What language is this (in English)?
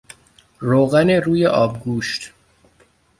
Persian